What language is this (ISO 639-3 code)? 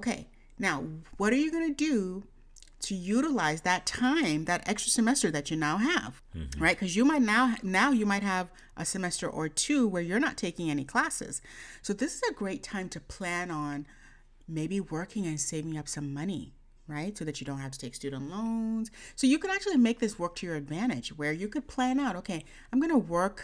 eng